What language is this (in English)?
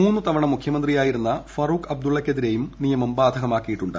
Malayalam